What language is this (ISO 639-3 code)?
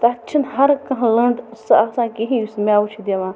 kas